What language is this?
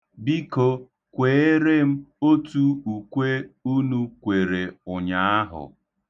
Igbo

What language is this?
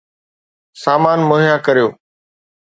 Sindhi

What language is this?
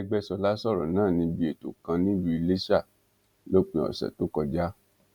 Yoruba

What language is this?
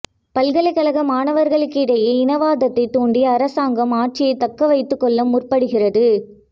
Tamil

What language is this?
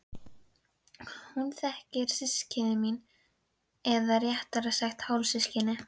Icelandic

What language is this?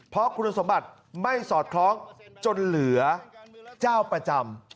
Thai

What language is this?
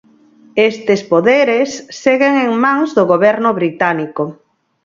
Galician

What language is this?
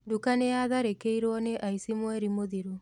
Kikuyu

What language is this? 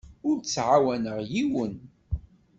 Kabyle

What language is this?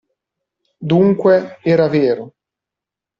Italian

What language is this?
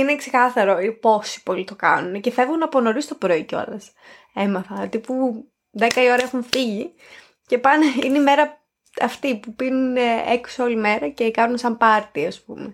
Greek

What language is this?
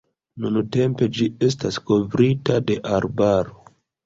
Esperanto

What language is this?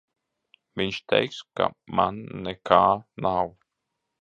Latvian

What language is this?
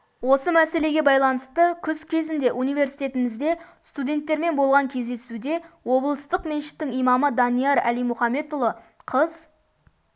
Kazakh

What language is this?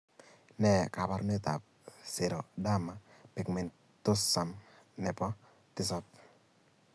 Kalenjin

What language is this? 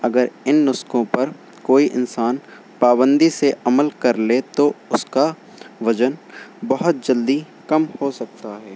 Urdu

